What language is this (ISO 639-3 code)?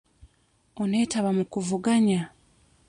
lug